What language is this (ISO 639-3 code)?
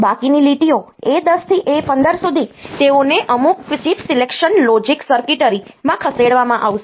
guj